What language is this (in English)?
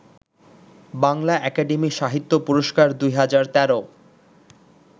Bangla